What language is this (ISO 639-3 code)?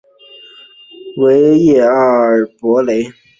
zho